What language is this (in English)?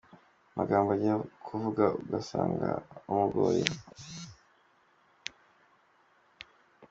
Kinyarwanda